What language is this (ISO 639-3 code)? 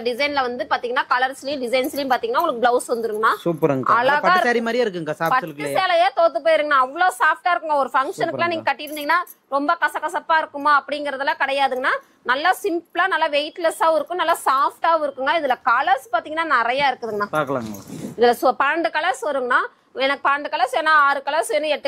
tam